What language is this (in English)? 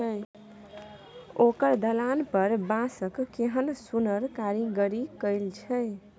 Maithili